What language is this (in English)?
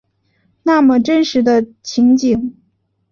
Chinese